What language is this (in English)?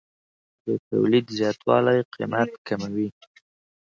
Pashto